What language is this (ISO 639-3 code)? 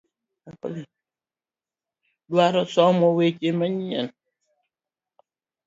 luo